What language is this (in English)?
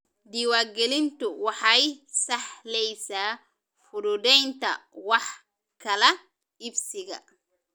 Somali